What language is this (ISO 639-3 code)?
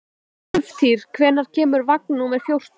isl